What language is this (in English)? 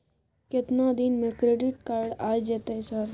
Maithili